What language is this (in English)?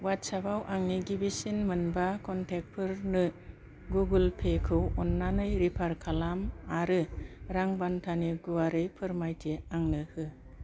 Bodo